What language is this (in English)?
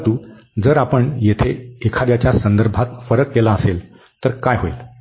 Marathi